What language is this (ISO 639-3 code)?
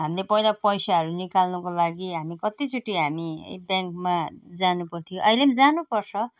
nep